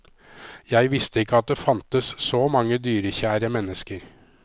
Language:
Norwegian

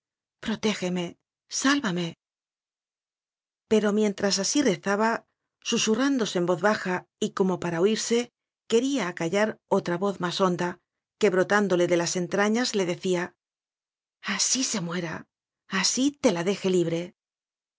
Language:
Spanish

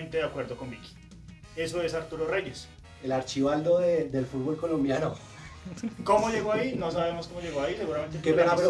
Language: Spanish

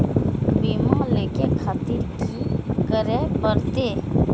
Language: Maithili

